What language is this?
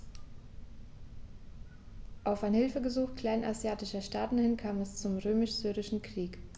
German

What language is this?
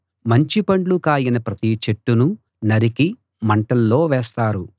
Telugu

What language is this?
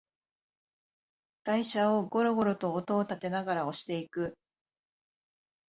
Japanese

